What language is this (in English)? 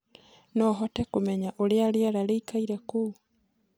Kikuyu